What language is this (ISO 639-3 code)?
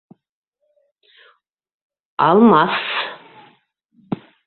bak